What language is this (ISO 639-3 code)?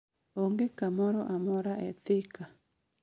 luo